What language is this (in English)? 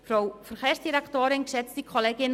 Swiss German